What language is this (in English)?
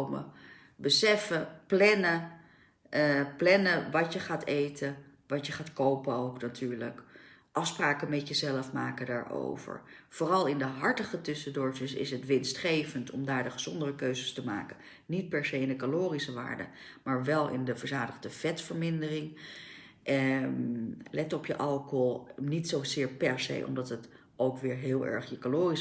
Dutch